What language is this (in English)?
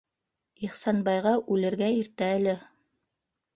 Bashkir